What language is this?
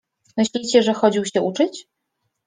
Polish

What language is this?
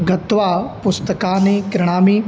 Sanskrit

